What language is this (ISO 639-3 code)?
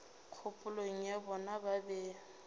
nso